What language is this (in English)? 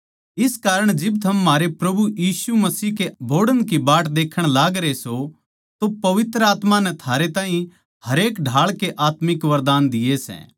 Haryanvi